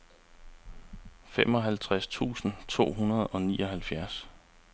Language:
Danish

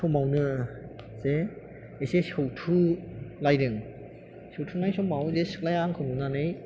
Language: Bodo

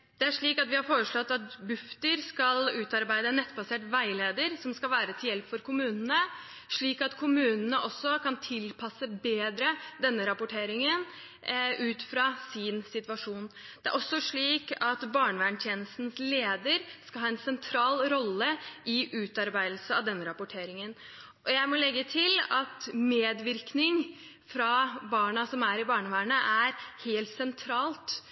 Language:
Norwegian Bokmål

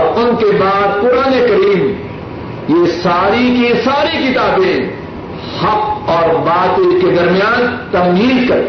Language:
Urdu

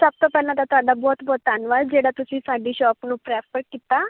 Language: Punjabi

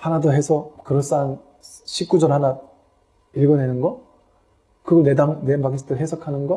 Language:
Korean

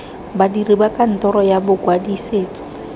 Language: Tswana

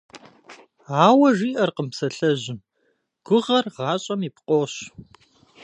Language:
Kabardian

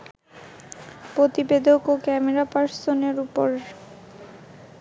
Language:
Bangla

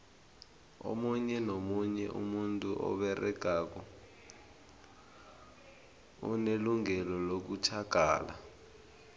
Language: South Ndebele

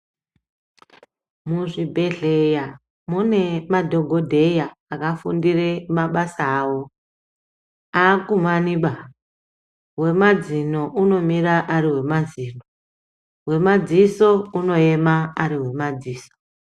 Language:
Ndau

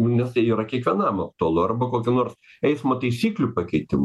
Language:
Lithuanian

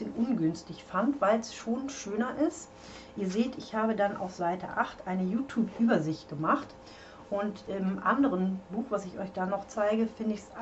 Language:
German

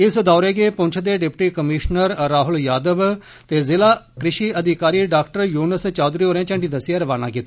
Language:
Dogri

